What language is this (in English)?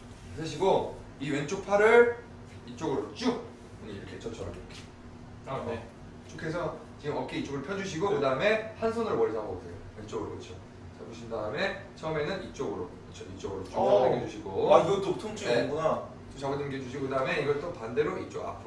Korean